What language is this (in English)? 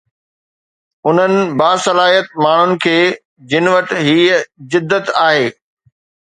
Sindhi